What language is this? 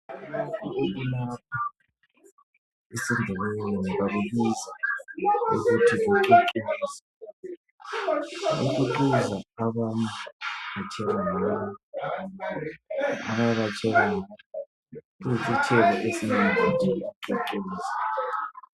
North Ndebele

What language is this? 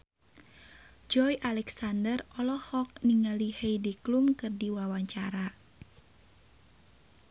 Sundanese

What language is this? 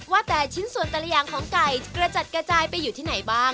Thai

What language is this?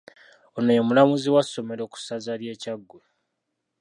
Ganda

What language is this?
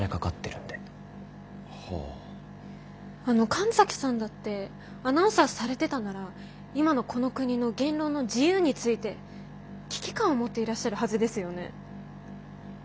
Japanese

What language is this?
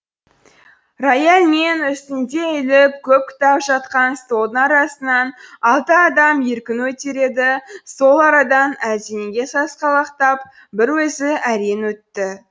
Kazakh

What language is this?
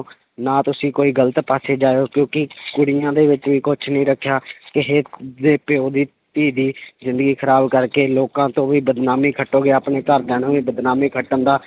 Punjabi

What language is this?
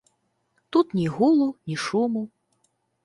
Belarusian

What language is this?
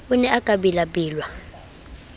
Southern Sotho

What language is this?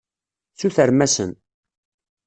Kabyle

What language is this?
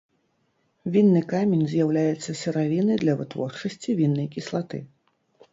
Belarusian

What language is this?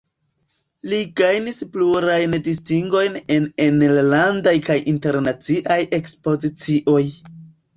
Esperanto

